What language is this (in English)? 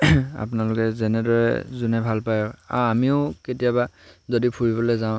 Assamese